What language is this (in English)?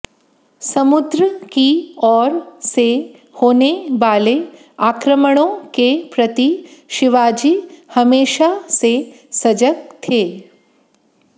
Hindi